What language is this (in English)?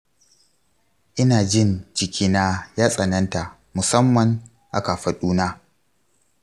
Hausa